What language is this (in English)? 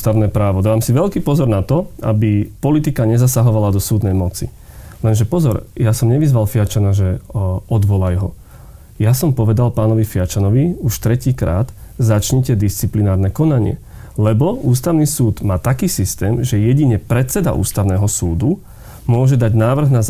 Slovak